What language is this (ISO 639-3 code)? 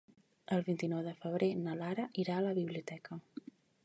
cat